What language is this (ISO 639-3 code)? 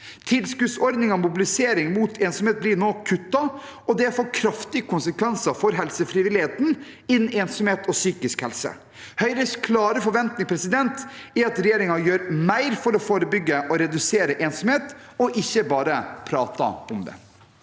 nor